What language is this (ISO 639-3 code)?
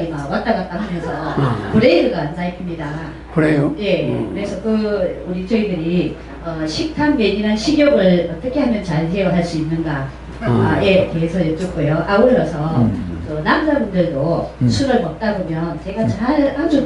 kor